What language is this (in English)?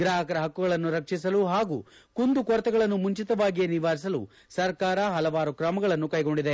Kannada